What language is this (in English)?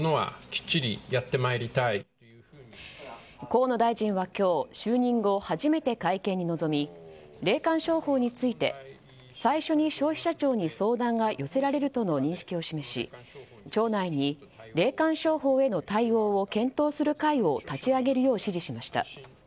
Japanese